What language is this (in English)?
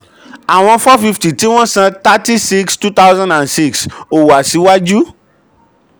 Yoruba